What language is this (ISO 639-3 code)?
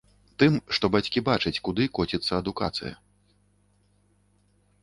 bel